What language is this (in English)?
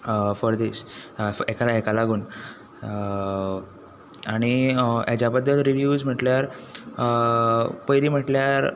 Konkani